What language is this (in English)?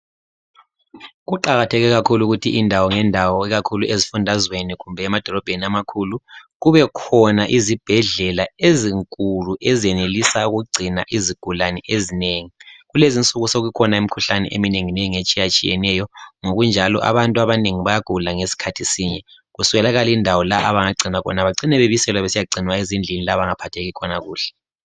North Ndebele